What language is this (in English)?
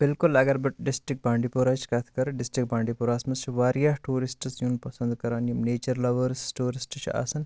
Kashmiri